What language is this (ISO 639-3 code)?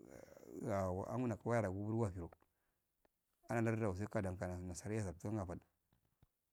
aal